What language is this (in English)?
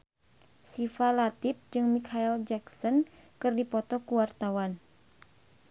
Sundanese